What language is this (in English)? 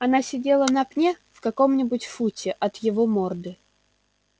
Russian